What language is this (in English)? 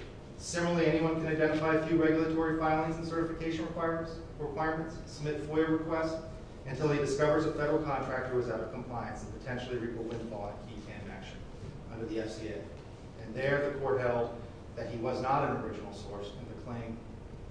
English